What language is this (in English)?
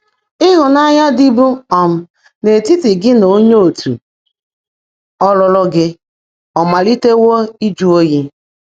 Igbo